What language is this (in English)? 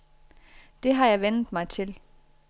Danish